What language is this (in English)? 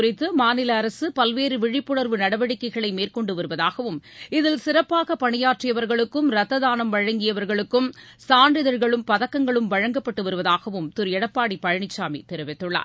Tamil